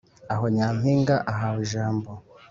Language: Kinyarwanda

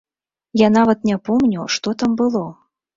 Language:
Belarusian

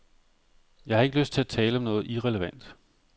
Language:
Danish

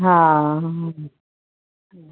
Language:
Sindhi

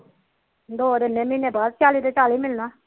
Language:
Punjabi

